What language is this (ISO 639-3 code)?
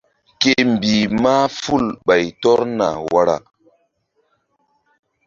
mdd